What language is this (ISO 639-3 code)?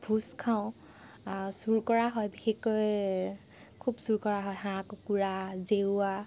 asm